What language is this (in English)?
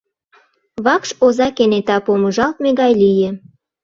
Mari